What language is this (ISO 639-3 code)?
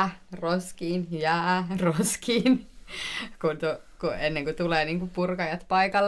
fin